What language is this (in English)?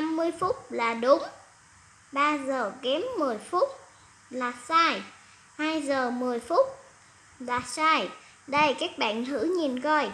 Vietnamese